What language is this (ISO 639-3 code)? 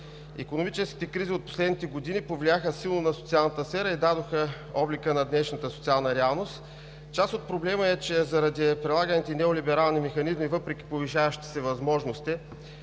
bul